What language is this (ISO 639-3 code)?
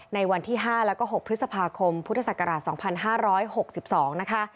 tha